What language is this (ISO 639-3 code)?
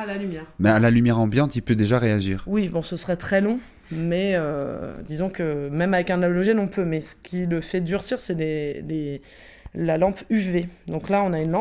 fra